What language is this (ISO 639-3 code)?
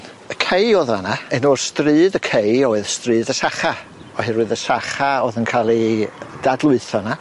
cym